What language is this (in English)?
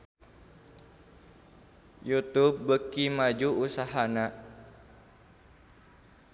Sundanese